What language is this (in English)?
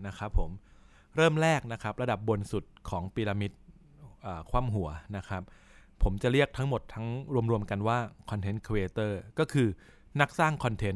Thai